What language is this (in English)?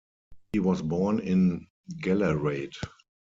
English